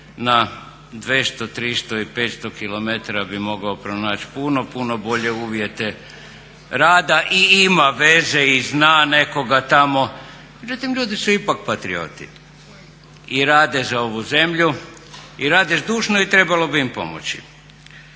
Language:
Croatian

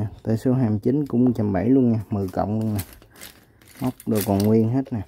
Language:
Vietnamese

